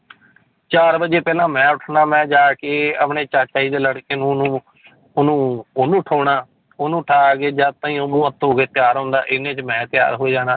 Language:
Punjabi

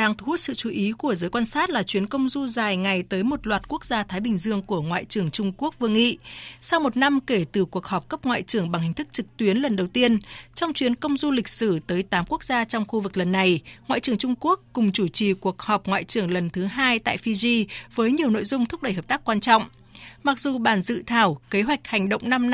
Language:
Vietnamese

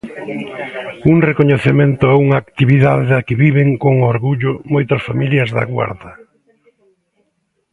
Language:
Galician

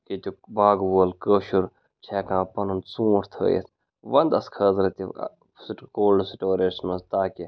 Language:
Kashmiri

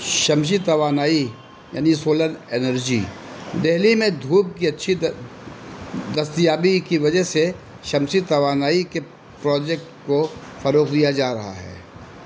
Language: Urdu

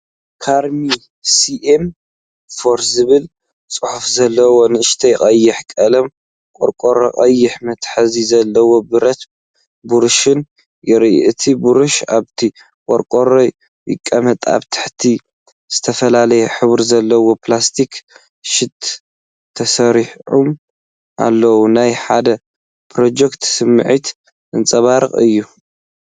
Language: Tigrinya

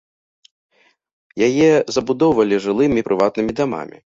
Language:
Belarusian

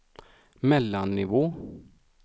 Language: Swedish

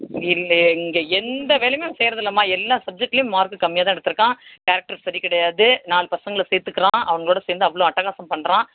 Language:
Tamil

